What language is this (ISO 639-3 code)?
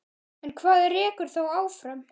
isl